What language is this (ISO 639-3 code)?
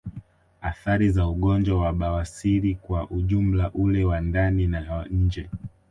swa